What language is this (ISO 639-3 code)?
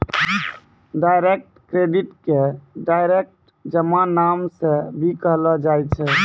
mai